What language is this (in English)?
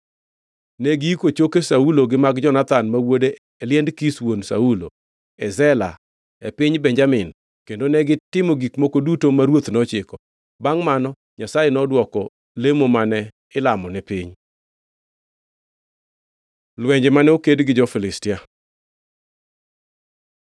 Luo (Kenya and Tanzania)